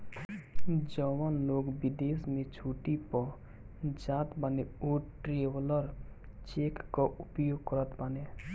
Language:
Bhojpuri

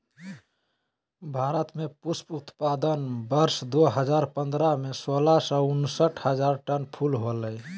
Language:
Magahi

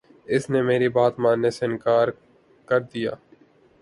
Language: Urdu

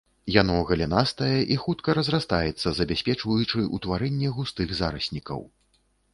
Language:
Belarusian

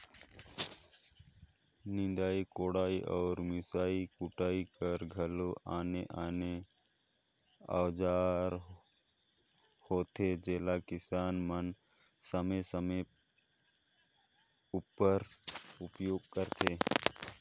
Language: Chhattisgarhi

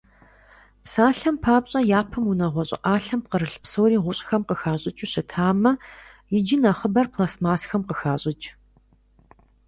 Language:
Kabardian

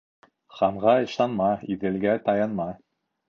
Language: Bashkir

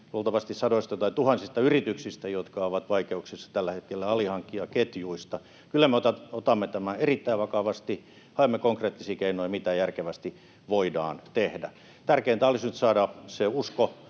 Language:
Finnish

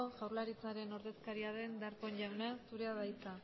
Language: Basque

